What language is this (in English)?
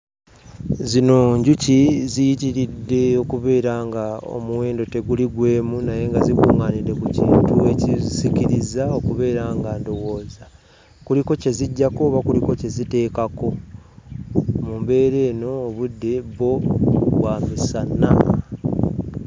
Ganda